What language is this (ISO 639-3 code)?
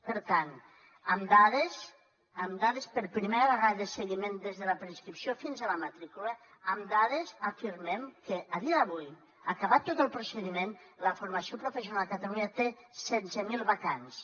cat